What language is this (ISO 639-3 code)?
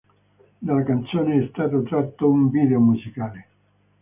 ita